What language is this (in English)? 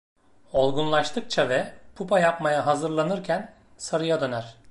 Turkish